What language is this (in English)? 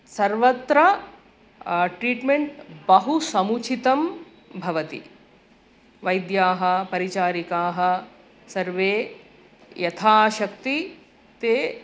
Sanskrit